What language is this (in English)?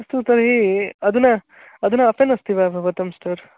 Sanskrit